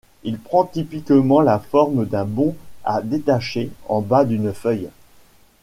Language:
French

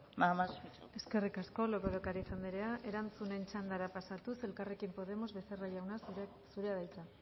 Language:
Basque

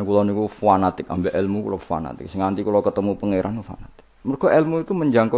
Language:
Indonesian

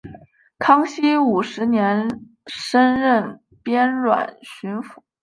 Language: Chinese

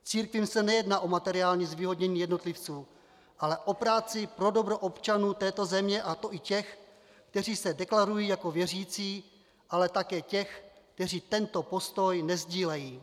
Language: Czech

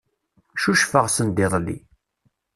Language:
Kabyle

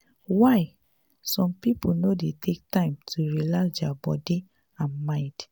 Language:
Nigerian Pidgin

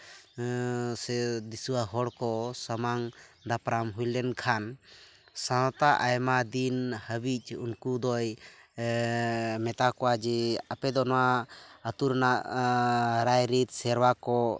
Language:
Santali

